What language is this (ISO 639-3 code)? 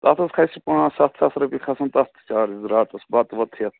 kas